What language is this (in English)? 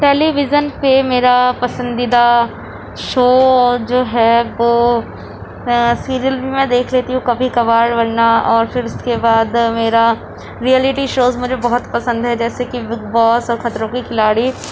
Urdu